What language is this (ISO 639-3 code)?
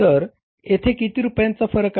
mar